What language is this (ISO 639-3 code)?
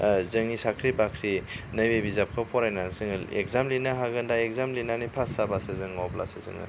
brx